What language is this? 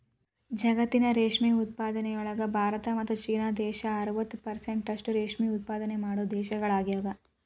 Kannada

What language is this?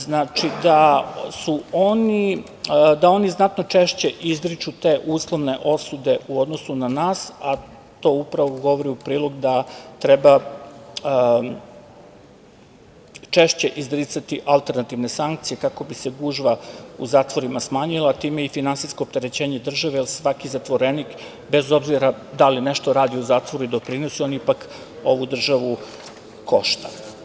Serbian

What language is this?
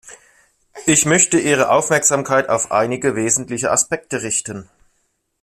German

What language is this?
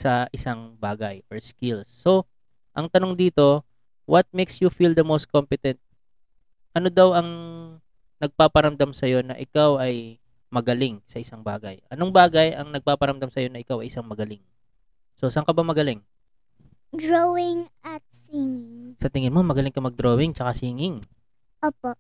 Filipino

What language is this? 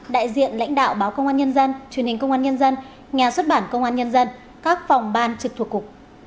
Vietnamese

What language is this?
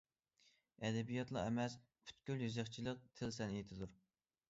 Uyghur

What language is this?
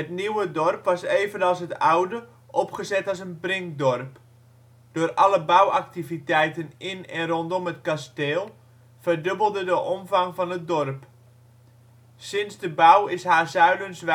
Dutch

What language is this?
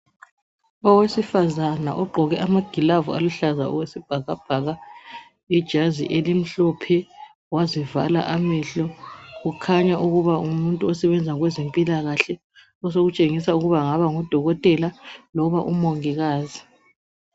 North Ndebele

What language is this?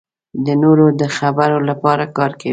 Pashto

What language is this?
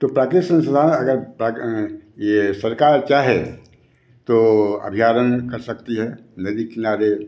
Hindi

